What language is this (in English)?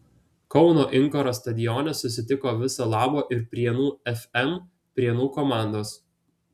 Lithuanian